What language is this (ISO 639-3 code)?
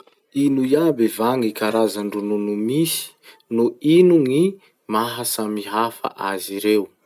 msh